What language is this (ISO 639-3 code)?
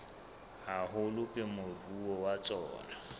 sot